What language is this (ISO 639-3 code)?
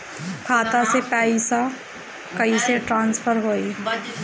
bho